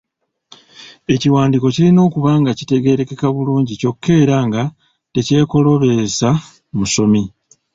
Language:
Ganda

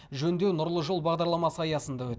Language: Kazakh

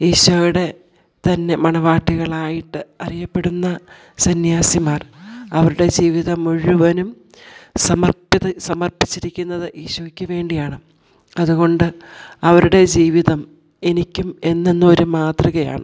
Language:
Malayalam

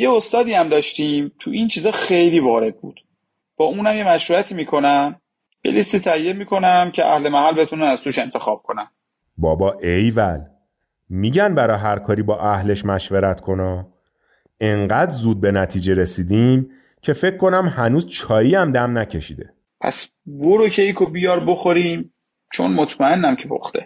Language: Persian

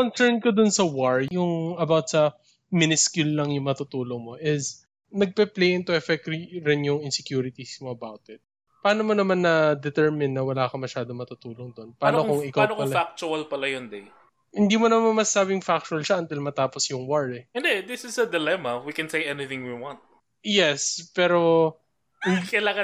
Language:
Filipino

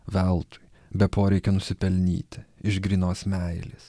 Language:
Lithuanian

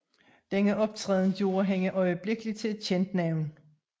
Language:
Danish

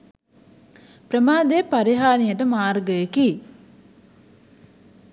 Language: Sinhala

